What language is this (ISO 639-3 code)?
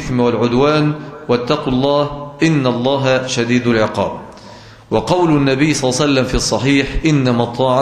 ara